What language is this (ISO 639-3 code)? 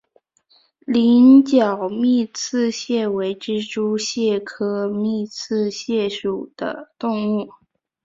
zho